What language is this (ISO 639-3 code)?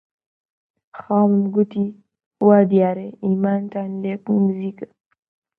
ckb